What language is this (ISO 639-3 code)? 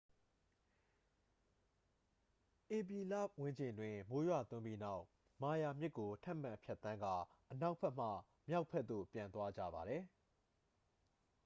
mya